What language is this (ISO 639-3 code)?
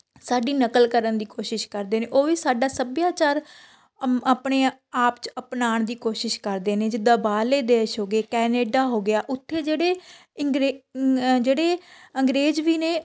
pan